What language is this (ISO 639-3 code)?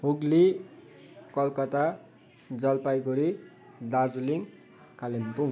nep